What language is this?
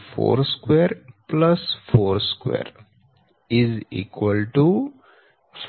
Gujarati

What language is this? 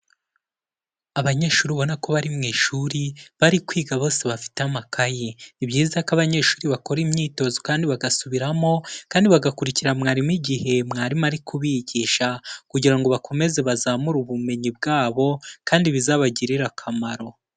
Kinyarwanda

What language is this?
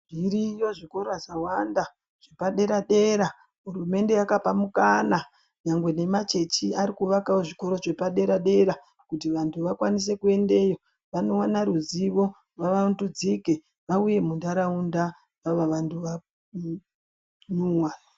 Ndau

